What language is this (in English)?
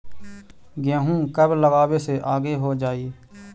Magahi